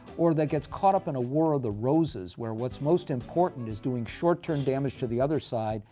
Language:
English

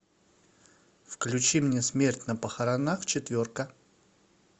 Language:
Russian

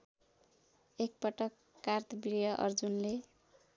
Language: Nepali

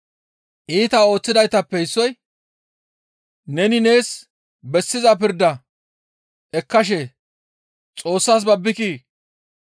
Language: Gamo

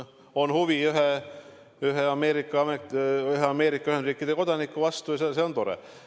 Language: Estonian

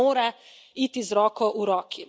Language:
Slovenian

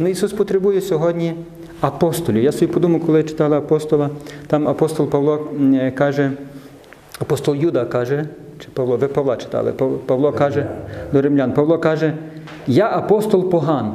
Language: Ukrainian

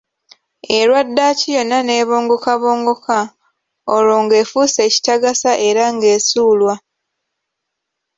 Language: Ganda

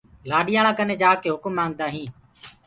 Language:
Gurgula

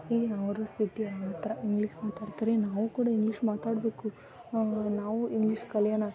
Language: Kannada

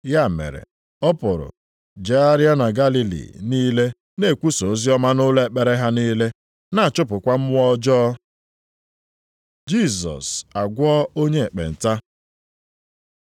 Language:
Igbo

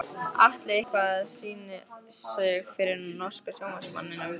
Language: Icelandic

